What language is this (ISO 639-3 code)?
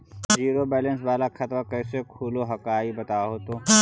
mag